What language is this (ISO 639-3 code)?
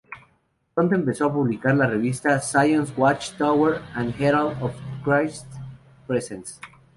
spa